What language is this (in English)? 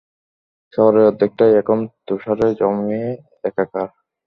Bangla